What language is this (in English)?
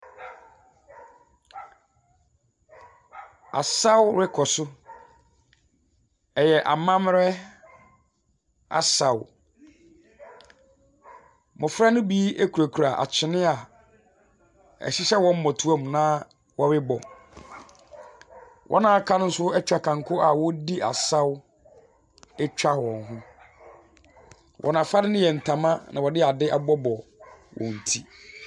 Akan